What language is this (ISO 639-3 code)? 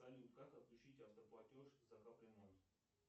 rus